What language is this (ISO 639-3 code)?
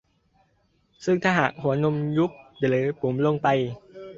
tha